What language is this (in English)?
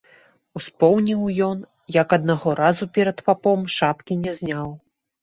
Belarusian